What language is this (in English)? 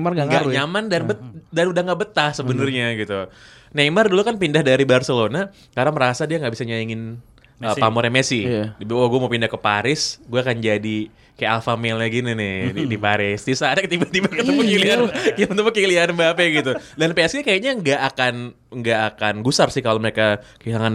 Indonesian